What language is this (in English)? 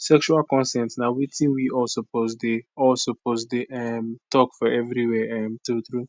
Nigerian Pidgin